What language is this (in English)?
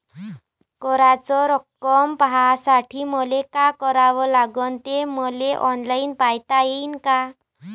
Marathi